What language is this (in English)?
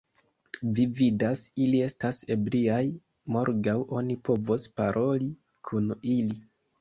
Esperanto